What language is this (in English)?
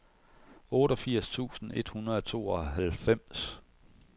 Danish